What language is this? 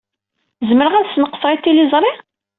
Kabyle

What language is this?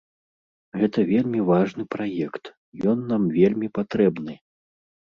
Belarusian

